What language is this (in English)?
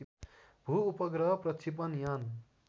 Nepali